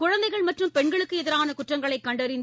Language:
Tamil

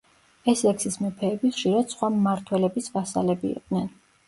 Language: Georgian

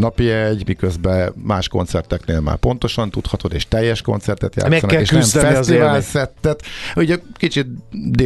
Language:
Hungarian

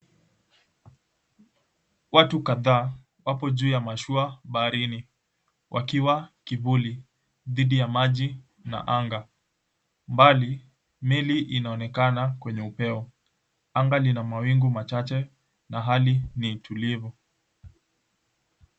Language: Swahili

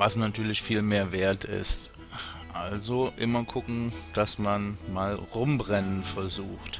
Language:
German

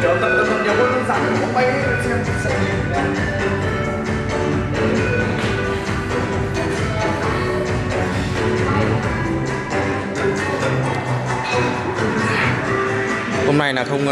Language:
Vietnamese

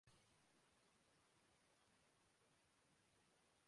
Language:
Urdu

